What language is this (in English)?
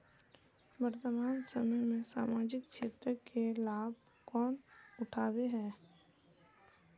Magahi